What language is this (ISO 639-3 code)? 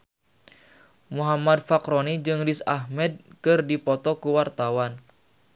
sun